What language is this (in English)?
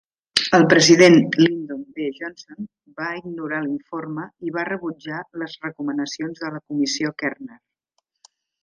Catalan